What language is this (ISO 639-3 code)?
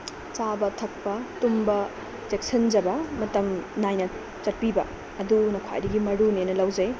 mni